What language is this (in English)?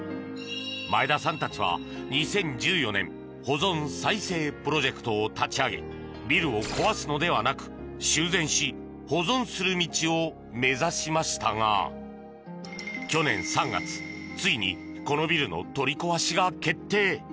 Japanese